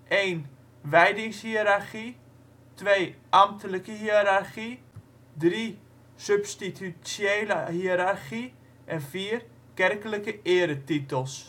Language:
Dutch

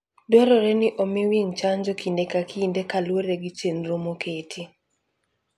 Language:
Luo (Kenya and Tanzania)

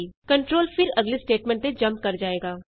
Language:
Punjabi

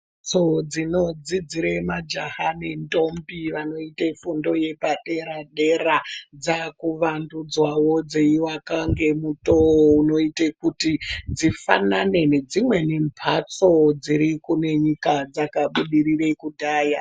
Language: Ndau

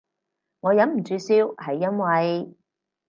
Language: Cantonese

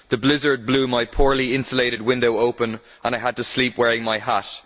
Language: English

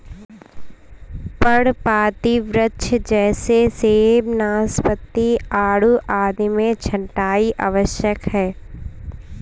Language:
Hindi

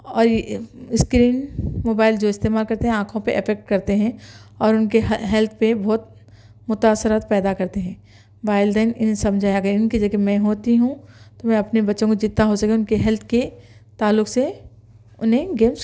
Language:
Urdu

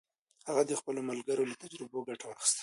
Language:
Pashto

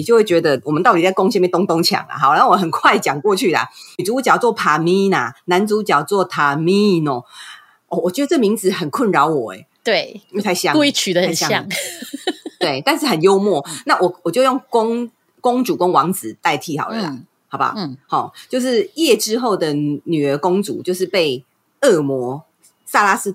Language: Chinese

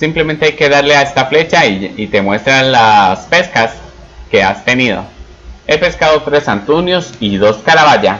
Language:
Spanish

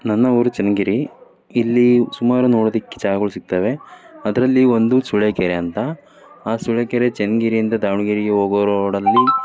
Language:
Kannada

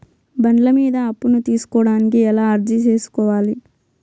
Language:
Telugu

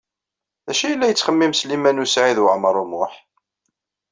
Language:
Kabyle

